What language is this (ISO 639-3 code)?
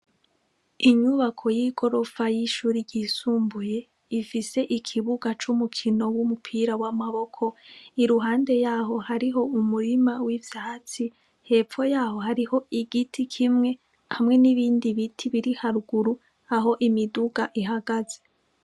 run